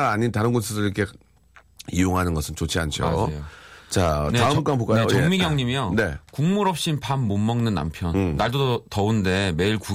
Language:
Korean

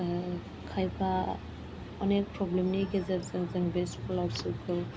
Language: Bodo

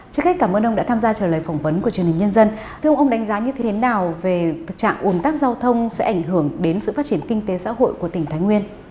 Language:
Vietnamese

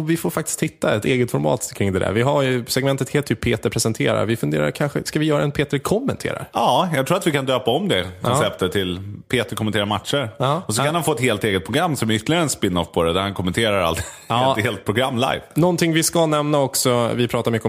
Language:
Swedish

